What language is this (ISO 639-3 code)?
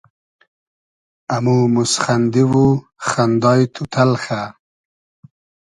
haz